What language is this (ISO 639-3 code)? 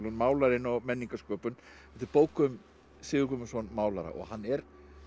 isl